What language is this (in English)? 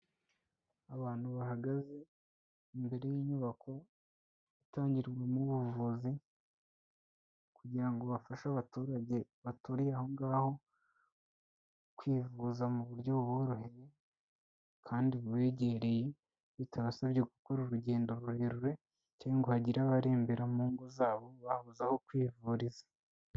Kinyarwanda